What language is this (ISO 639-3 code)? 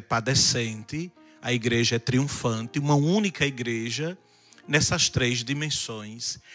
por